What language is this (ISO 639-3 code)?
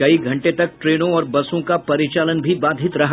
hin